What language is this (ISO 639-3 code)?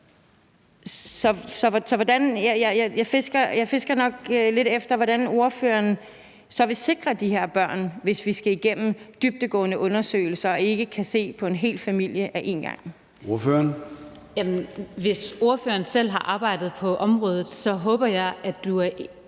dan